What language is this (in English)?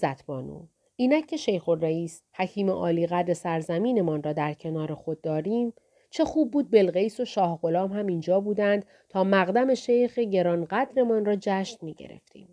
Persian